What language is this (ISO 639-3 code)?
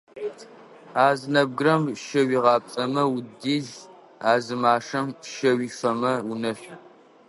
ady